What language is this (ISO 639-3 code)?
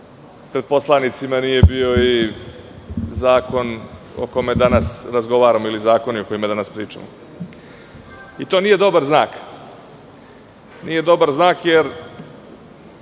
srp